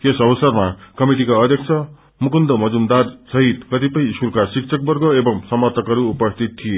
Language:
Nepali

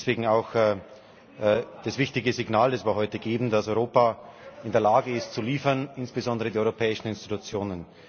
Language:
German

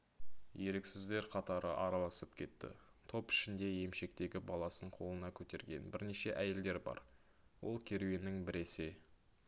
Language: Kazakh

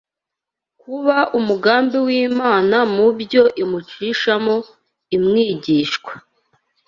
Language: Kinyarwanda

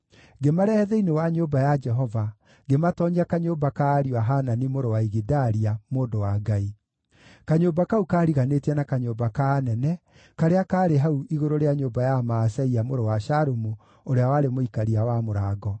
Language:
Kikuyu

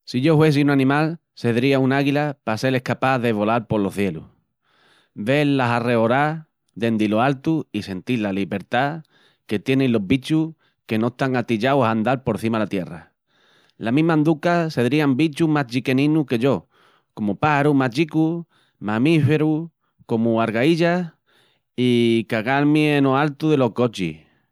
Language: Extremaduran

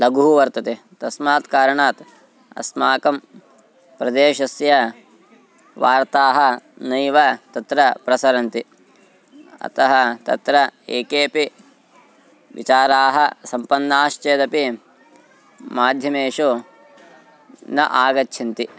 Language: Sanskrit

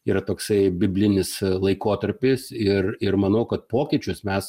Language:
Lithuanian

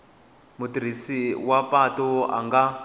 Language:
Tsonga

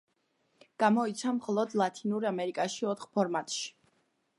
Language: Georgian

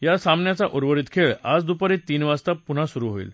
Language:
Marathi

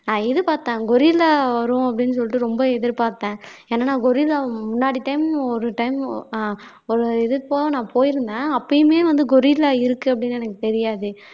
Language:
Tamil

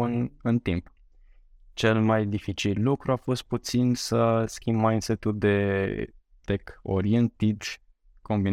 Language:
Romanian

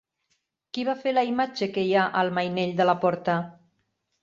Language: Catalan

